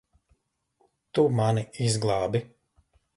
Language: Latvian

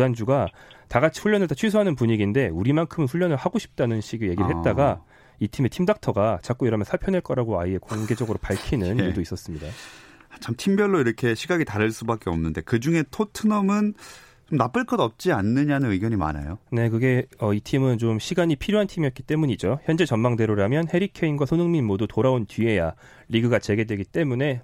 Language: Korean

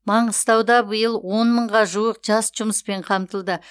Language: Kazakh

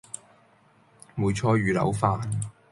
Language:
Cantonese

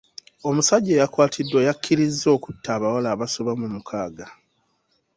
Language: Ganda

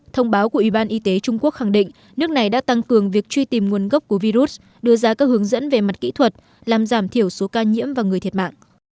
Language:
Vietnamese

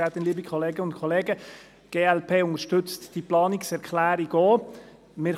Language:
Swiss German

